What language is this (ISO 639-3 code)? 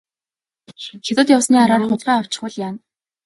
mon